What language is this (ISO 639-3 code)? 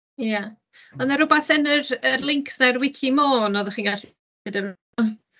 cym